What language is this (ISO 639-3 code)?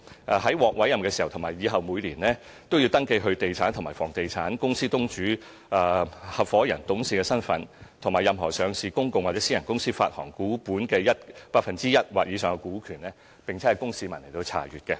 yue